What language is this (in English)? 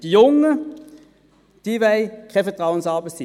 Swiss German